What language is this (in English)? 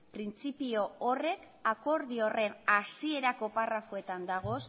Basque